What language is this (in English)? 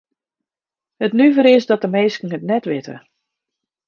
Western Frisian